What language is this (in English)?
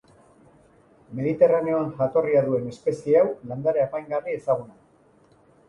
Basque